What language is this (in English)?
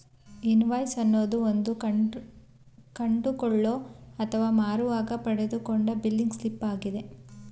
Kannada